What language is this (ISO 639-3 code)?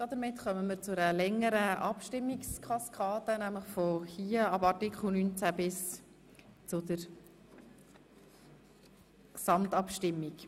gsw